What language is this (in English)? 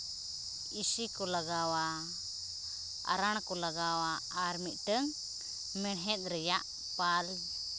Santali